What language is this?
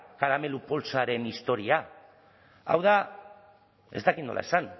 Basque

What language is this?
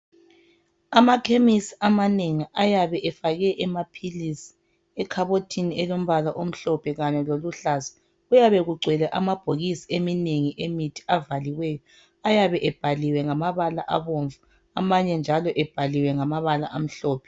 North Ndebele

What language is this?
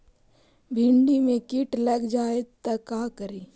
Magahi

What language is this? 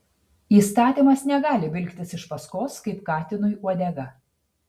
Lithuanian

